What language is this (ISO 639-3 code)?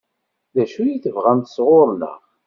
kab